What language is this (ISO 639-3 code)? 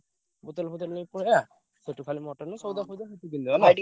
ori